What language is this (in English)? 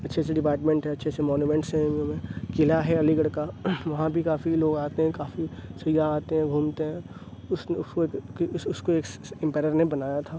Urdu